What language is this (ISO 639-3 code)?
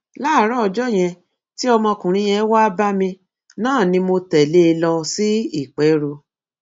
yor